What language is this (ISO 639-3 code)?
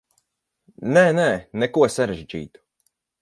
lav